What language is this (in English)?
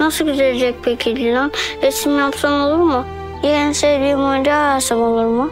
Turkish